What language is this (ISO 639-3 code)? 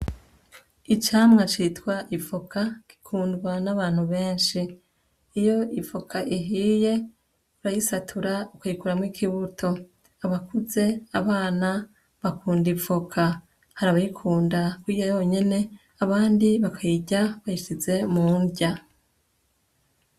run